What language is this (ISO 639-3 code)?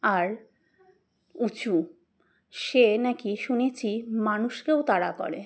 ben